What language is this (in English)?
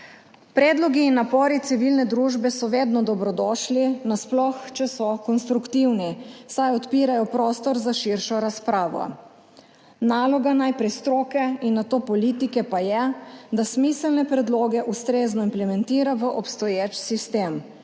Slovenian